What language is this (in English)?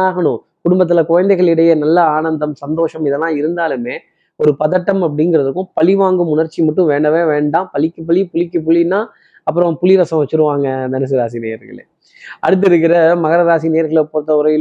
Tamil